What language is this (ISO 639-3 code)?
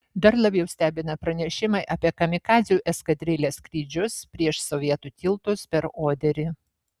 lit